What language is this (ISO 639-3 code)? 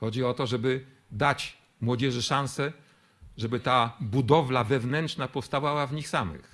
pol